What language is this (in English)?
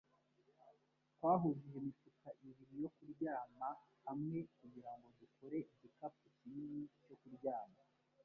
Kinyarwanda